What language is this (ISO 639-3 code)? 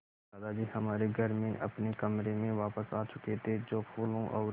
hin